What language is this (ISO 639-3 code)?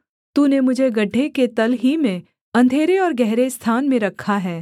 hin